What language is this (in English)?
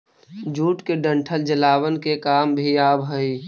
Magahi